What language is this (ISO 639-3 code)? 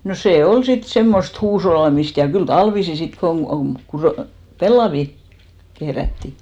fin